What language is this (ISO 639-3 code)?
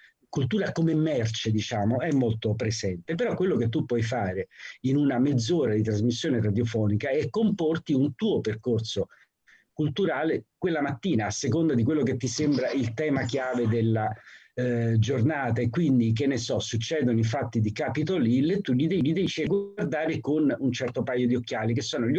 ita